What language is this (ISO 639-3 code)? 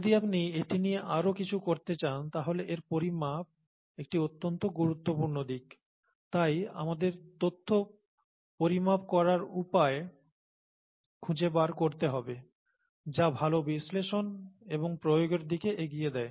ben